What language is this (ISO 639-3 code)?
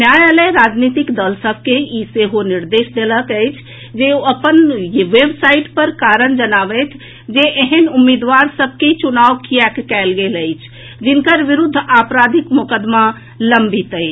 mai